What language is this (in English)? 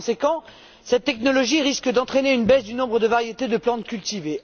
French